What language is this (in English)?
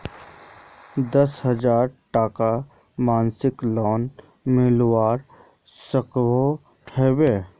Magahi